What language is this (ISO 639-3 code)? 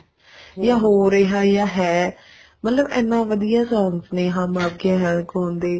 pan